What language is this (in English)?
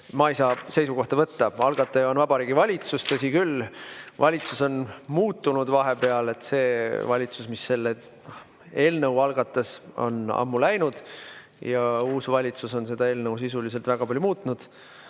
Estonian